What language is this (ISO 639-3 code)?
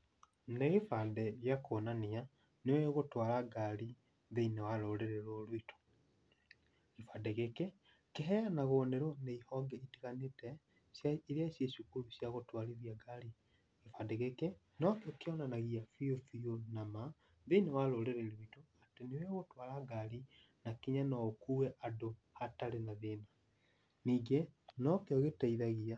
kik